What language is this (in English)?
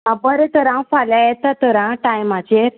Konkani